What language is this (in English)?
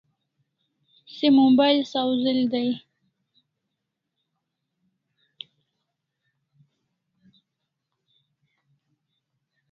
Kalasha